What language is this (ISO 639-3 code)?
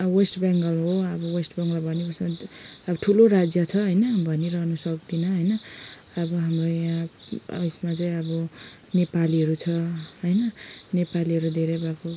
nep